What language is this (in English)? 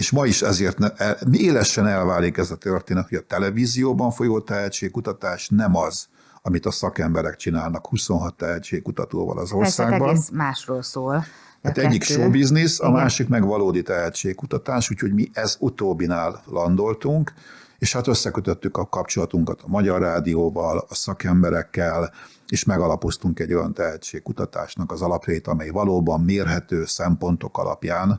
Hungarian